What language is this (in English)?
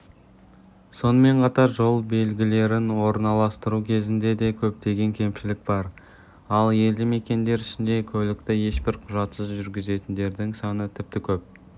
Kazakh